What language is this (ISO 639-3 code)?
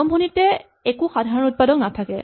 asm